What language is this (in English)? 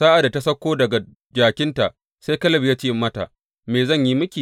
Hausa